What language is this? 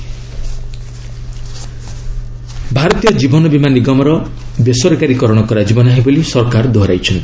Odia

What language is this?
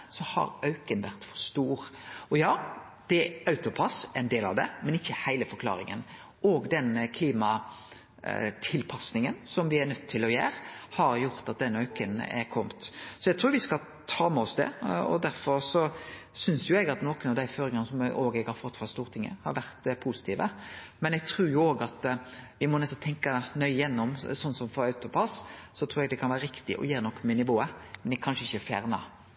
Norwegian Nynorsk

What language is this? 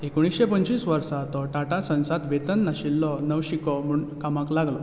Konkani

